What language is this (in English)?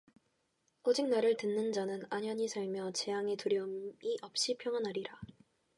Korean